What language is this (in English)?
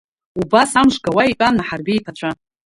Abkhazian